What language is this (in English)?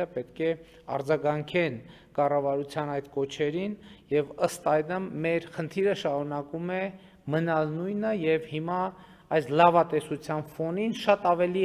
Turkish